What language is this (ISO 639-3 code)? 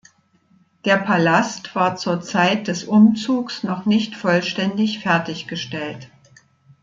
deu